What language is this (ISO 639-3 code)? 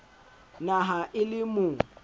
sot